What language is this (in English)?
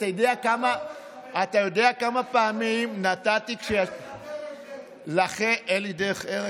Hebrew